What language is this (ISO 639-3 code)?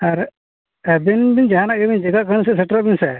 sat